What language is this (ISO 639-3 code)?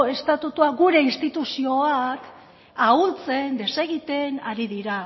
eus